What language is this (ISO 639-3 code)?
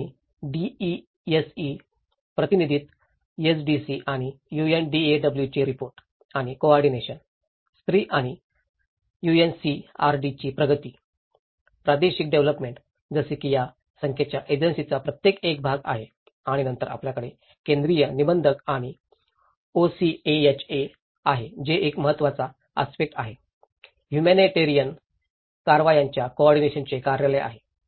mar